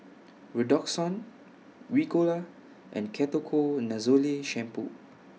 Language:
English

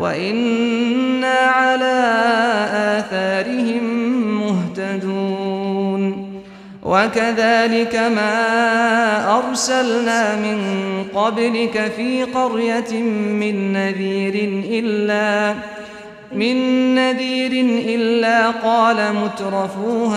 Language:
Arabic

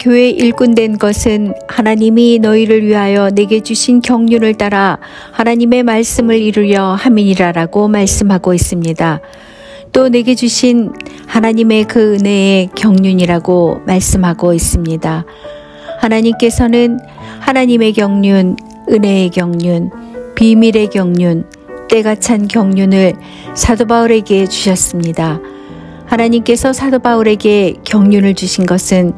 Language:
Korean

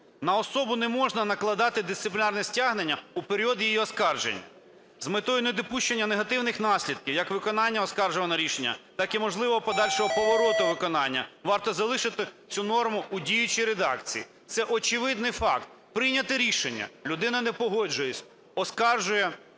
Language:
Ukrainian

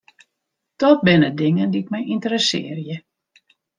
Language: Western Frisian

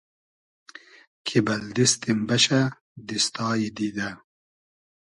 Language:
Hazaragi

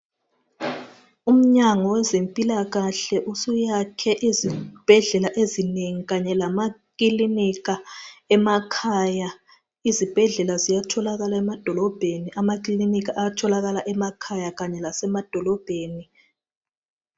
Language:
North Ndebele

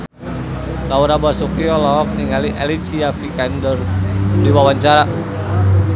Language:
Sundanese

